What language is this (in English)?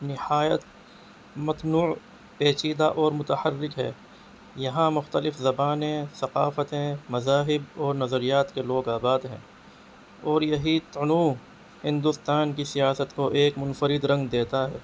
Urdu